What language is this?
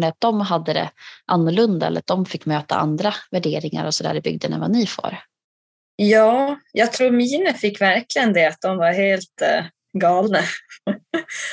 Swedish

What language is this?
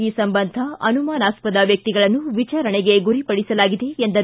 Kannada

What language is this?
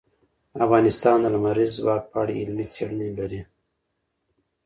Pashto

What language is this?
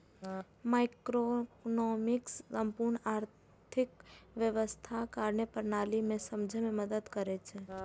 Maithili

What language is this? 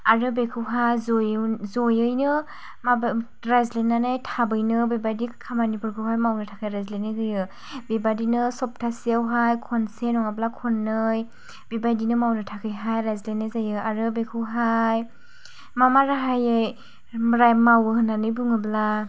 Bodo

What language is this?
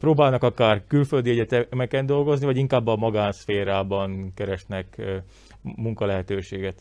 Hungarian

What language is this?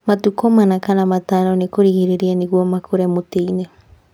Kikuyu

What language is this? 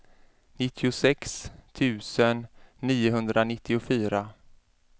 Swedish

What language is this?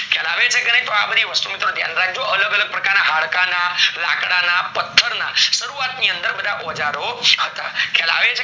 Gujarati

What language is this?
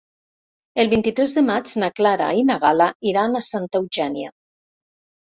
Catalan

